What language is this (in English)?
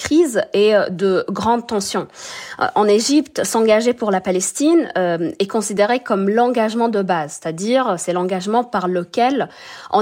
French